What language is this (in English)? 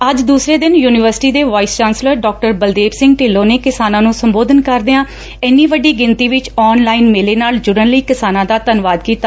Punjabi